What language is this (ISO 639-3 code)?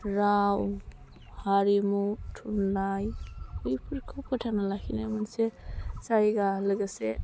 brx